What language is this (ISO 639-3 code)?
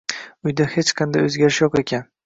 uzb